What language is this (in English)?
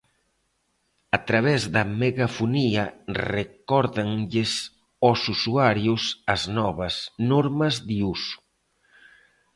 Galician